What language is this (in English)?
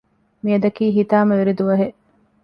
Divehi